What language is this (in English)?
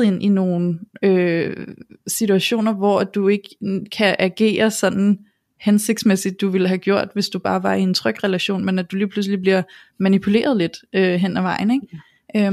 Danish